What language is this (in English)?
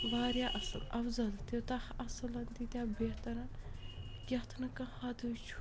Kashmiri